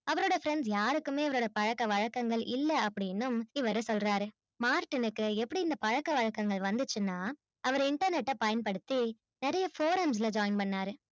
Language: Tamil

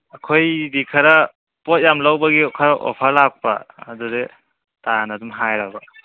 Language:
Manipuri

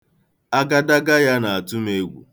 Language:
Igbo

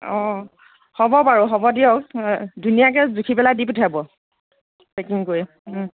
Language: Assamese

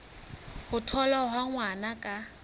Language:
Southern Sotho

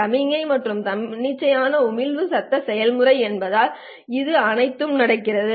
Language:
Tamil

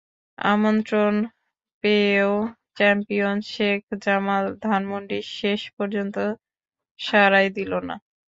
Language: Bangla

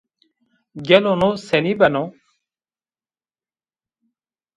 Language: Zaza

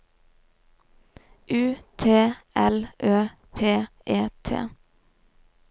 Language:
Norwegian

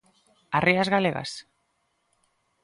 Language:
Galician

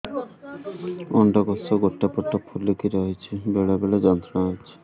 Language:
Odia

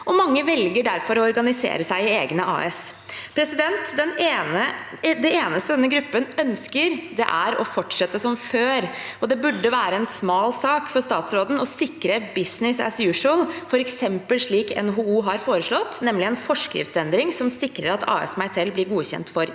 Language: Norwegian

